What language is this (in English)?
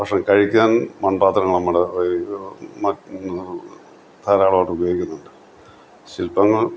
Malayalam